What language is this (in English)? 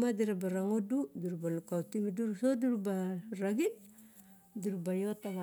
Barok